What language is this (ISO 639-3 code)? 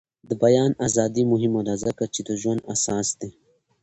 pus